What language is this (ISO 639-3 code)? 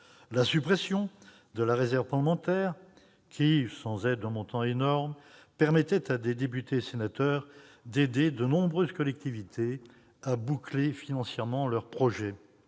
fra